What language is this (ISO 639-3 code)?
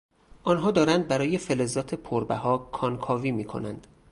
fas